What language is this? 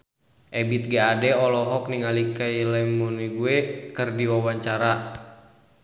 Sundanese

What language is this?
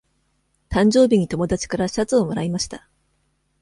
Japanese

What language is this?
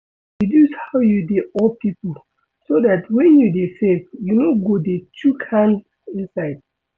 Nigerian Pidgin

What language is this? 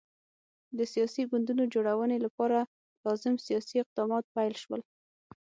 Pashto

